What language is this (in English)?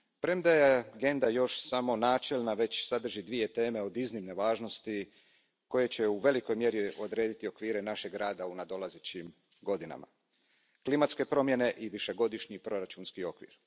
Croatian